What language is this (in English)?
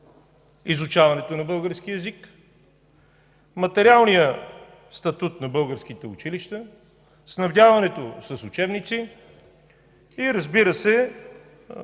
Bulgarian